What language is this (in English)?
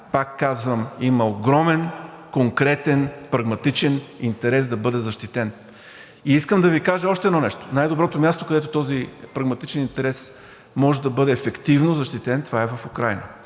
Bulgarian